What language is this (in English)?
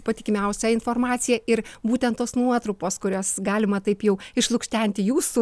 Lithuanian